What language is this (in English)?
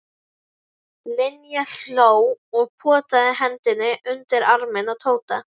Icelandic